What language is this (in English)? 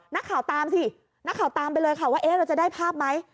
Thai